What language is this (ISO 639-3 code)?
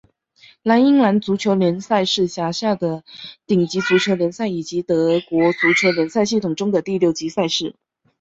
zho